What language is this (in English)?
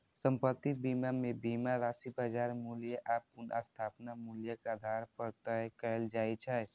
Maithili